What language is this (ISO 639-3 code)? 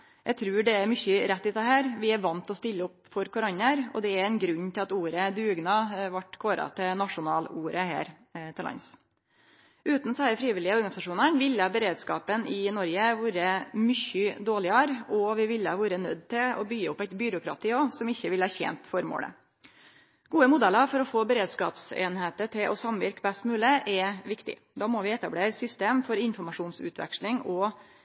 nno